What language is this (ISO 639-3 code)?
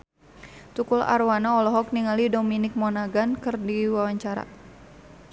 sun